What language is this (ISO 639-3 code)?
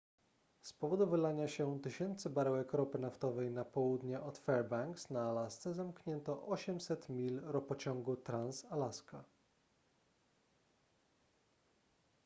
pol